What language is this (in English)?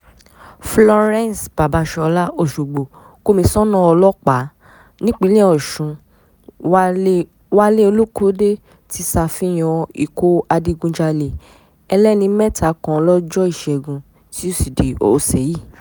Yoruba